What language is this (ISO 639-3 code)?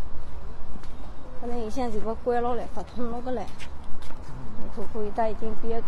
zho